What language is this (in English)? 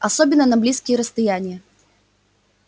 Russian